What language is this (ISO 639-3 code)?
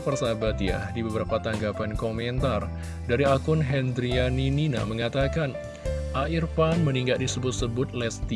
ind